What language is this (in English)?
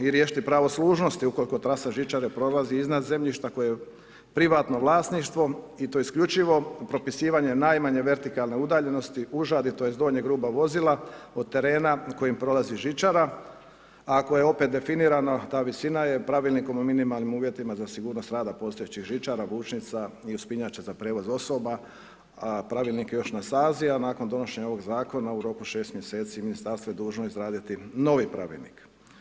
Croatian